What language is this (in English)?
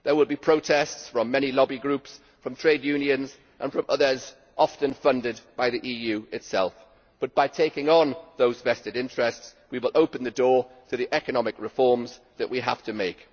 English